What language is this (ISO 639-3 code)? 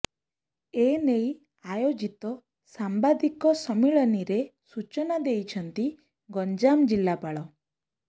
ori